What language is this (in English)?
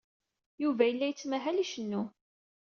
Kabyle